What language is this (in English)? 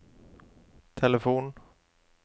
Norwegian